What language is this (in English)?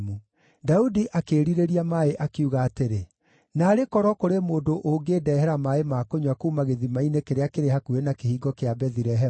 Kikuyu